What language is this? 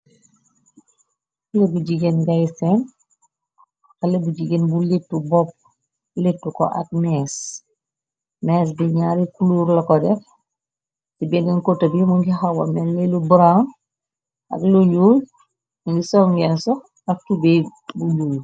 Wolof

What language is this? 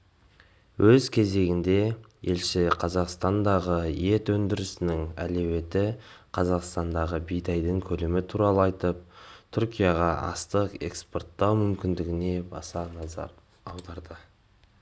Kazakh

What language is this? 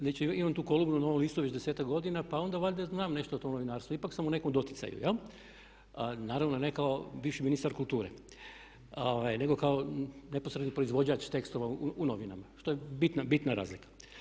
Croatian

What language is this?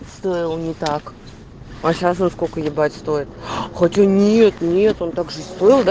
Russian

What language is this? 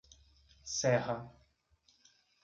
Portuguese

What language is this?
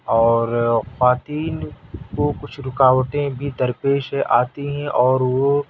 Urdu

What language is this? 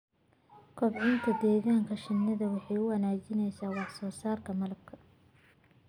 Somali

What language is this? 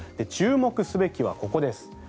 Japanese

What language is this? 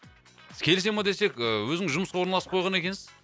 Kazakh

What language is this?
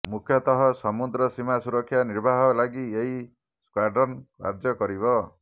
Odia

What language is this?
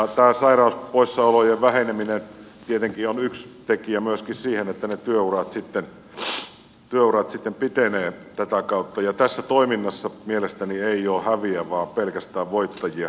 Finnish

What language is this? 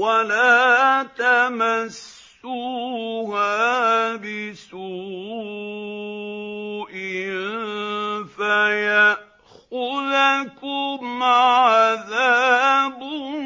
Arabic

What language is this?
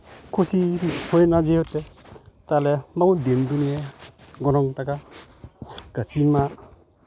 Santali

